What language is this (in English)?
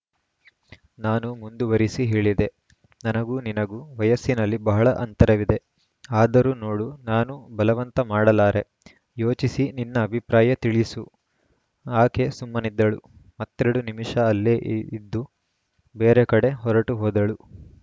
Kannada